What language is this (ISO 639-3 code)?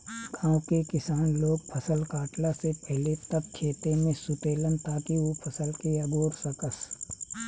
bho